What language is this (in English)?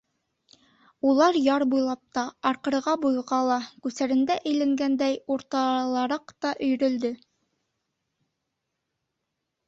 Bashkir